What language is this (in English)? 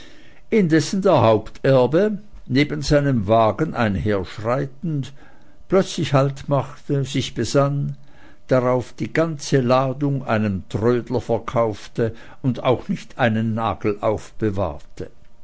German